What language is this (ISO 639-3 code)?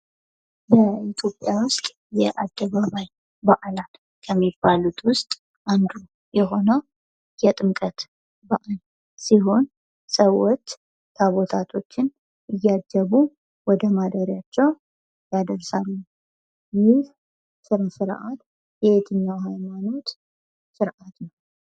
amh